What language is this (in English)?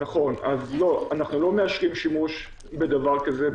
Hebrew